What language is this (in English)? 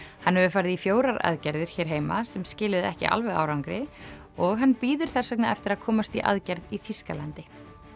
Icelandic